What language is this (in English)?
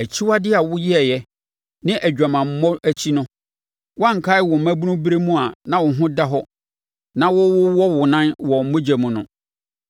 Akan